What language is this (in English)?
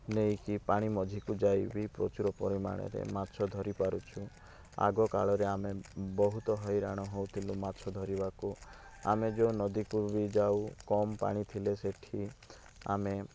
Odia